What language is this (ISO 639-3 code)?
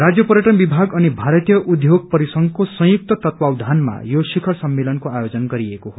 nep